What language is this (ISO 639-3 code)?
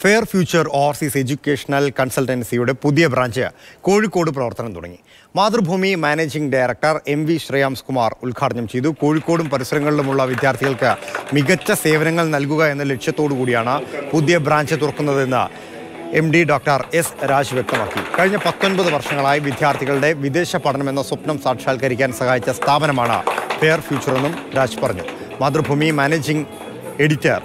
mal